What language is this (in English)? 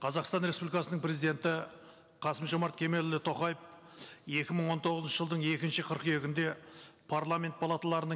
Kazakh